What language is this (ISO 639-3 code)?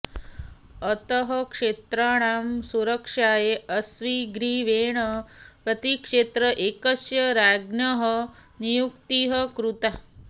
san